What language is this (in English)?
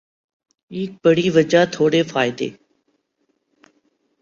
Urdu